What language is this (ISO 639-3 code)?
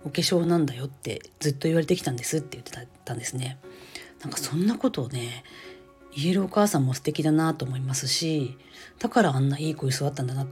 jpn